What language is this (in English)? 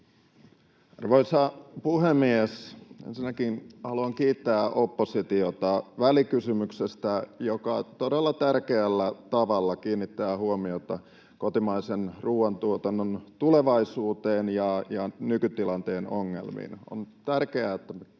Finnish